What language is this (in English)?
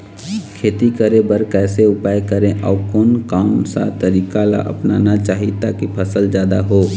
Chhattisgarhi